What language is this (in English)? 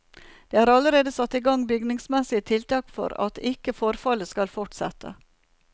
Norwegian